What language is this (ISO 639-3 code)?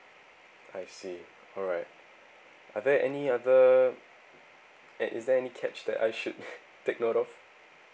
eng